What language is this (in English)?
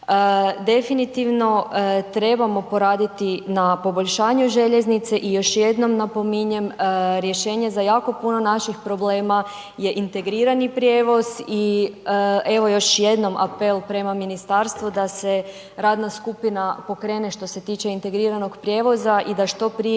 Croatian